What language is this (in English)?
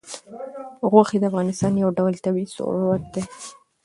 Pashto